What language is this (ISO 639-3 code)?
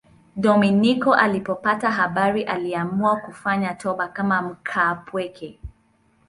swa